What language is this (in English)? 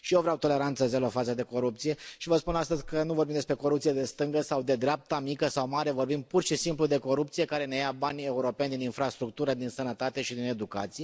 Romanian